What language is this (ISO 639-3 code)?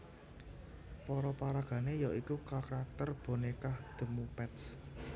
jav